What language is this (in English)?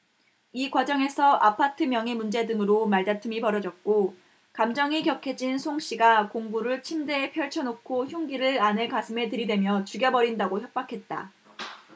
Korean